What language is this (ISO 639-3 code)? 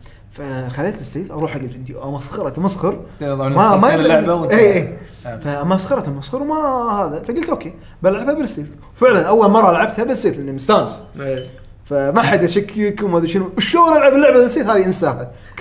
ara